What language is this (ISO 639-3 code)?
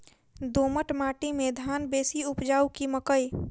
mai